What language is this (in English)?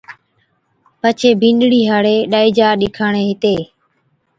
Od